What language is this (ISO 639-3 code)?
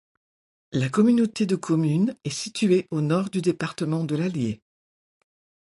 fra